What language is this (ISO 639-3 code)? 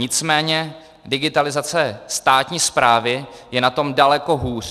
ces